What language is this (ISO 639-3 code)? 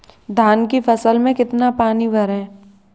hin